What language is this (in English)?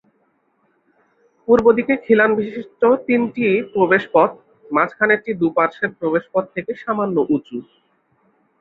Bangla